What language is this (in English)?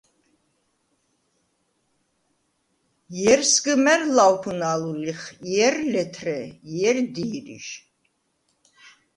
Svan